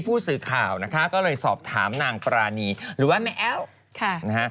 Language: Thai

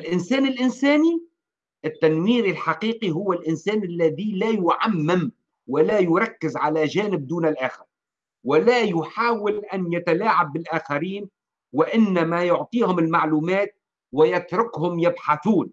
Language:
Arabic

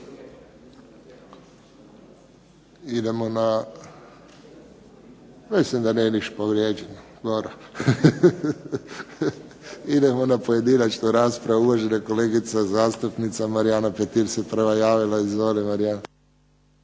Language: Croatian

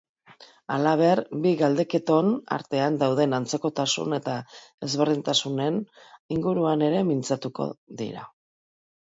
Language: Basque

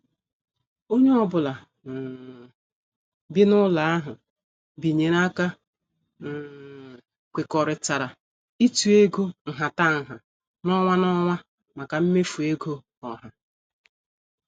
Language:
Igbo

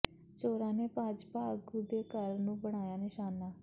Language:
Punjabi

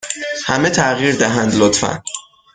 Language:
Persian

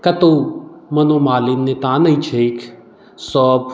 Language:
Maithili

